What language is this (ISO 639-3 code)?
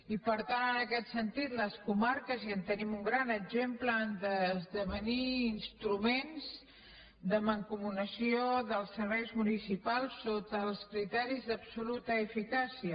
cat